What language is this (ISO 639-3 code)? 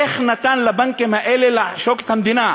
heb